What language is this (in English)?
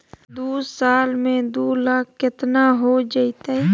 Magahi